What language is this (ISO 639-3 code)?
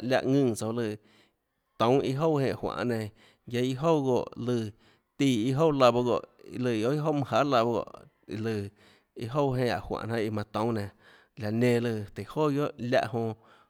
ctl